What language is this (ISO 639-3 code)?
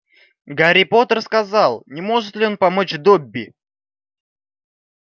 rus